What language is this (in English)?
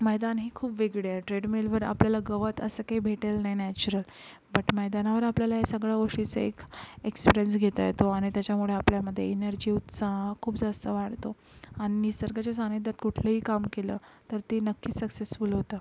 Marathi